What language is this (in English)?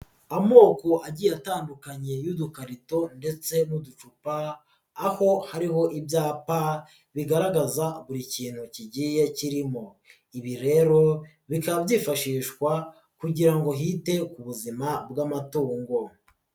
Kinyarwanda